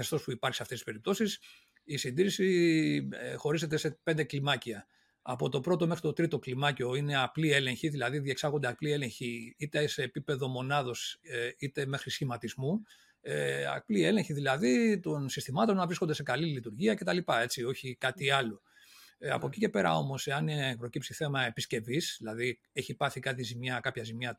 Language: Greek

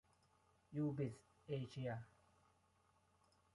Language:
Thai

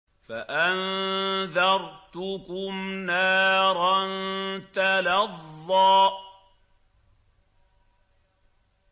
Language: Arabic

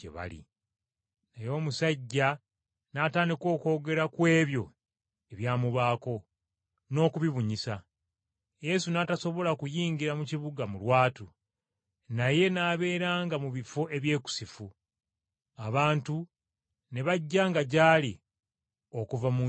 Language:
Ganda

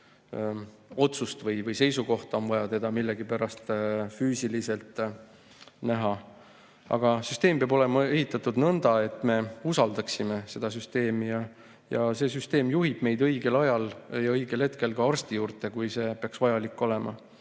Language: Estonian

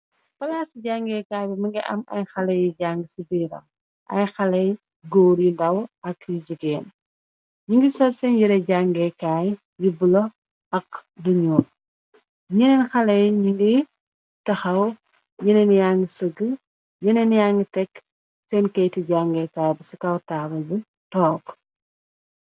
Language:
Wolof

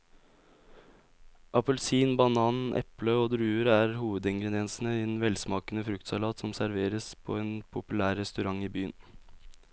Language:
Norwegian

